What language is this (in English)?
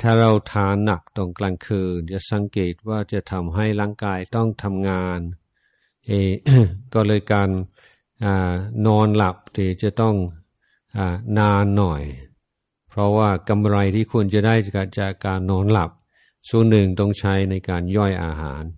Thai